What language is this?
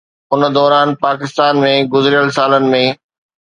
Sindhi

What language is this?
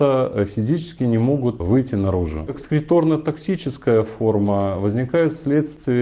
Russian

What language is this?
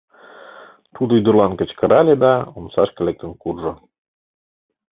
Mari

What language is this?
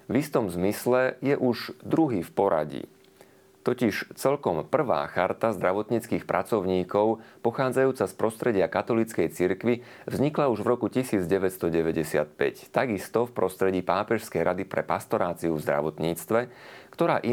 Slovak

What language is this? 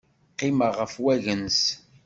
Kabyle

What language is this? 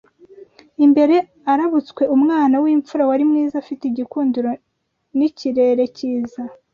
Kinyarwanda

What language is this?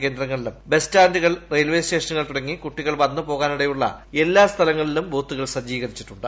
Malayalam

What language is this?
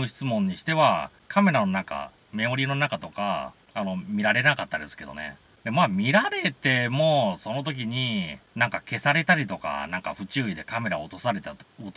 Japanese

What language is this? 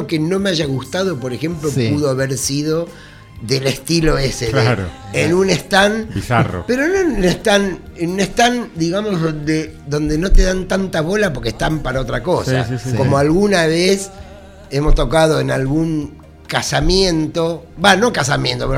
Spanish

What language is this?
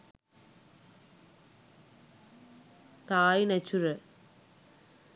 Sinhala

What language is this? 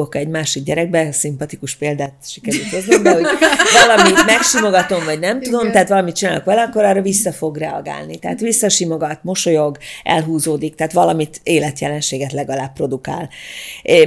Hungarian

